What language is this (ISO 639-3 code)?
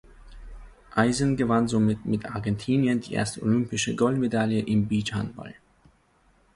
deu